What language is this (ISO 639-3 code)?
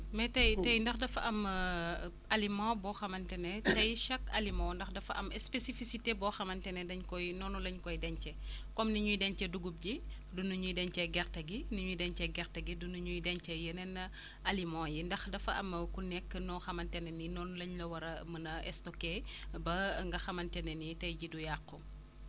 wol